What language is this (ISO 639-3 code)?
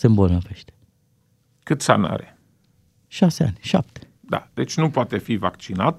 ron